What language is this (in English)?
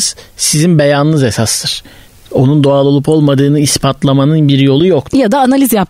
Turkish